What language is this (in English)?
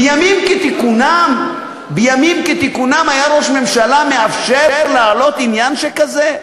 Hebrew